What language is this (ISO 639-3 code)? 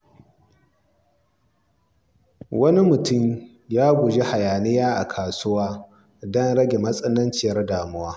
hau